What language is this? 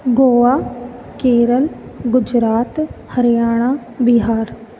Sindhi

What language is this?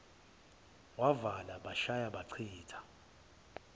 Zulu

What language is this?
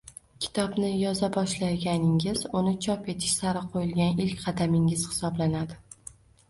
Uzbek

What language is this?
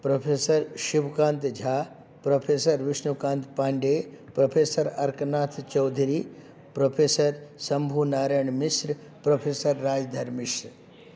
Sanskrit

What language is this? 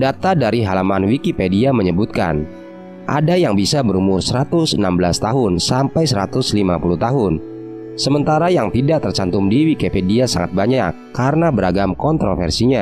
Indonesian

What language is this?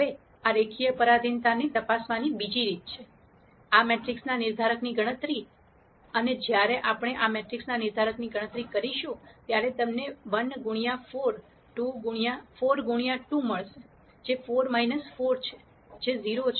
Gujarati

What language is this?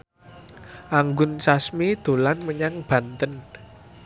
Javanese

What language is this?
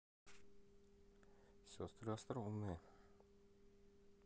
Russian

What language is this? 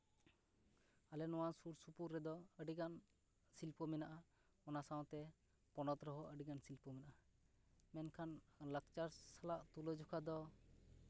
Santali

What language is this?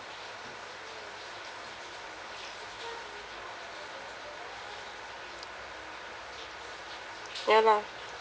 English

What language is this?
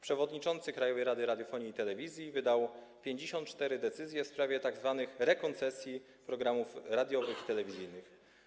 Polish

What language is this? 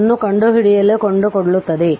Kannada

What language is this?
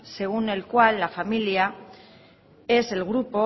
Spanish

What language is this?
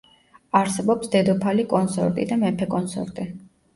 Georgian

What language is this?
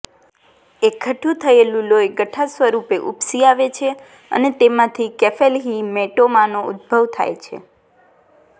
Gujarati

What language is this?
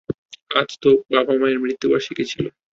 Bangla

